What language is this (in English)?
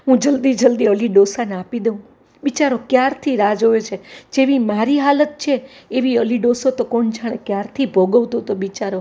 Gujarati